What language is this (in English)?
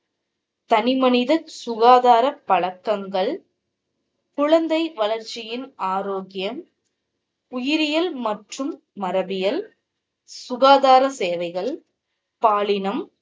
Tamil